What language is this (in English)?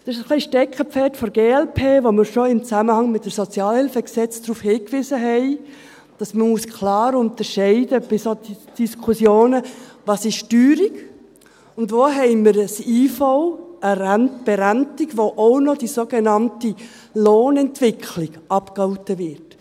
Swiss German